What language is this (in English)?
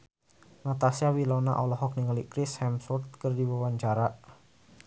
Sundanese